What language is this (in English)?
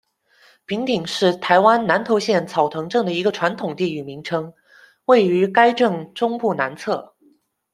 Chinese